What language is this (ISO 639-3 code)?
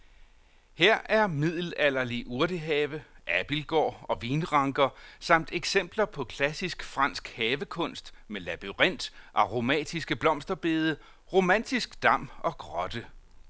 dan